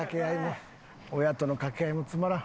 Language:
Japanese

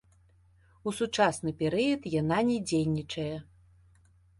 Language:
Belarusian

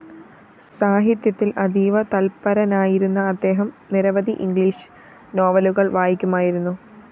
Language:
Malayalam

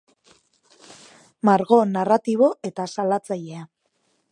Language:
Basque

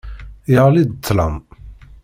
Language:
Kabyle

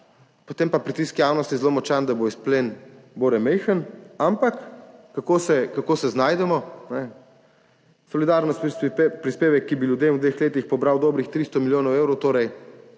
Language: Slovenian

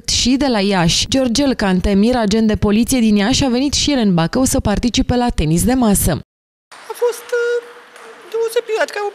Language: Romanian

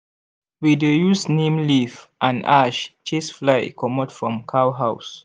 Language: Nigerian Pidgin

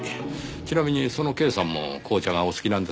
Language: Japanese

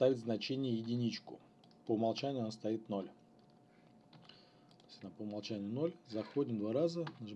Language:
Russian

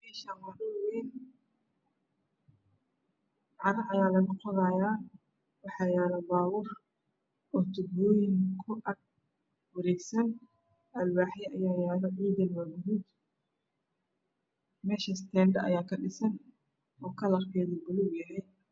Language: Somali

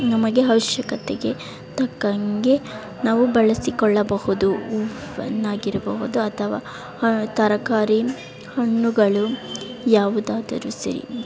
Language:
Kannada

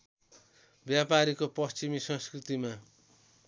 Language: Nepali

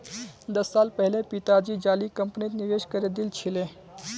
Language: Magahi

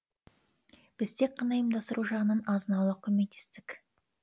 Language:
Kazakh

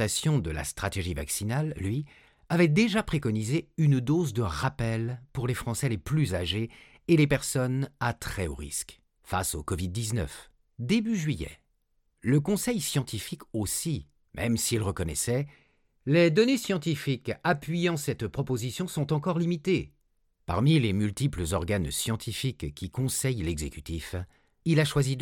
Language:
French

